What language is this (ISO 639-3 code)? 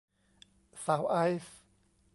tha